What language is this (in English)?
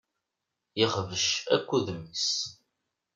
Kabyle